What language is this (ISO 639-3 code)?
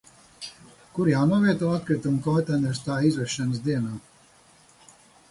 lav